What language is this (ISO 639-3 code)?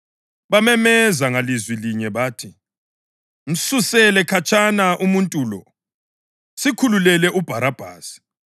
nde